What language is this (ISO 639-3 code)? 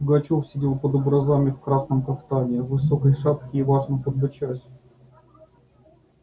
rus